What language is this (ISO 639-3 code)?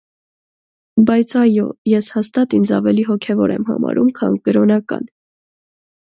hye